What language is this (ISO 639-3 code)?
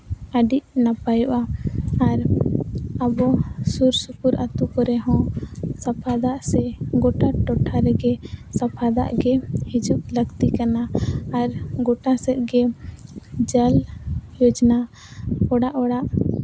sat